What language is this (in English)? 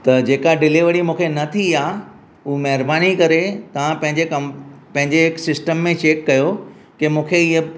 Sindhi